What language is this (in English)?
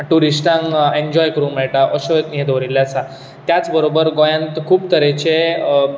Konkani